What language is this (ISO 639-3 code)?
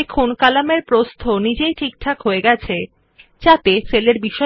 ben